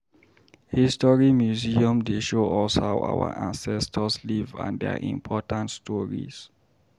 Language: Nigerian Pidgin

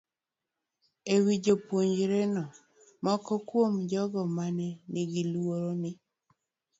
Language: Luo (Kenya and Tanzania)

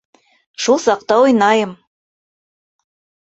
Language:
Bashkir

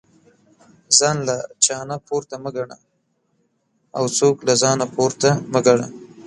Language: Pashto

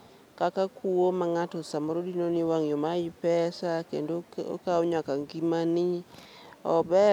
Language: Luo (Kenya and Tanzania)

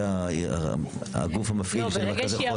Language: Hebrew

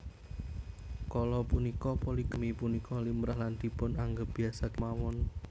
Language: Javanese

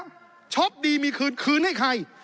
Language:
Thai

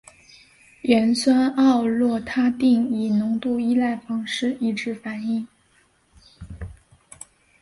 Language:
Chinese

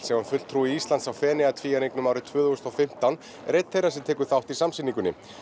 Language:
Icelandic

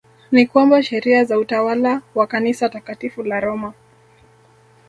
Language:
Swahili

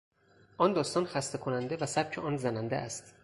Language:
Persian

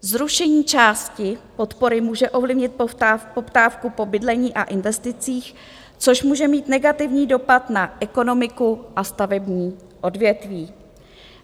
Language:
Czech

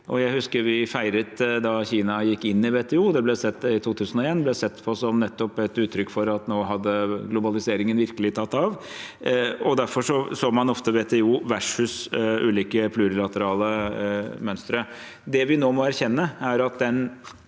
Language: Norwegian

